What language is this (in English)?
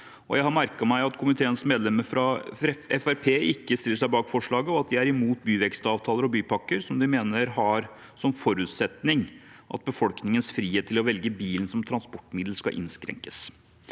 Norwegian